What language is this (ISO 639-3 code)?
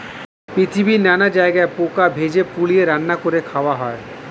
ben